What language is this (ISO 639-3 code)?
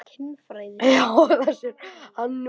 isl